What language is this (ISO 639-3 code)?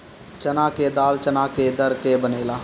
bho